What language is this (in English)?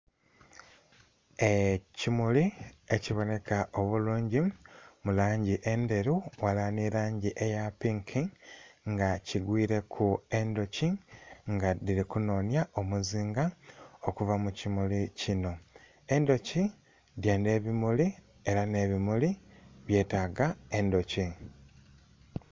Soga